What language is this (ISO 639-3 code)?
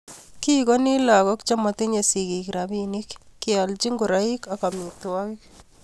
kln